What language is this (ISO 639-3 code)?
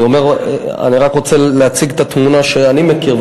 heb